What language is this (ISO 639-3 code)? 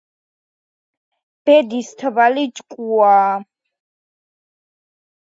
kat